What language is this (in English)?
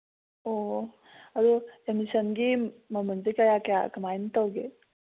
Manipuri